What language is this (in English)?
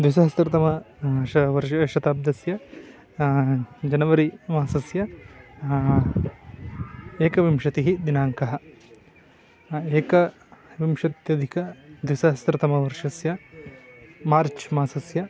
Sanskrit